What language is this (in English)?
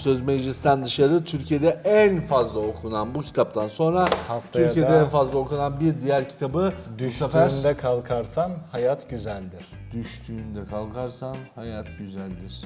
Turkish